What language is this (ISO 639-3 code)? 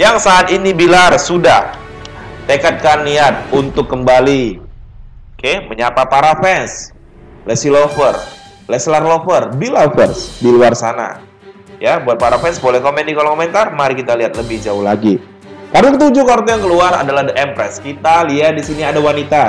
ind